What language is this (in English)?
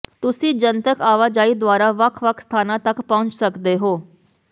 Punjabi